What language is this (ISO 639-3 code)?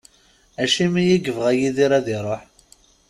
kab